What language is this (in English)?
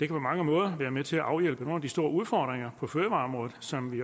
Danish